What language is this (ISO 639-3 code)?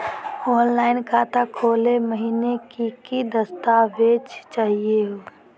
mag